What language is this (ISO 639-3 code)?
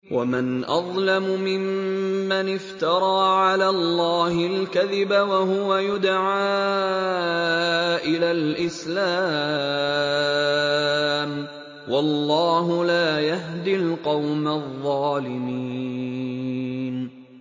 ara